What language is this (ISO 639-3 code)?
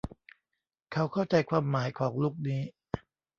tha